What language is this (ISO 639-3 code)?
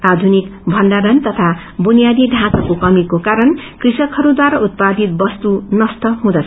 nep